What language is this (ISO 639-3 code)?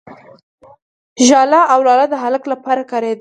pus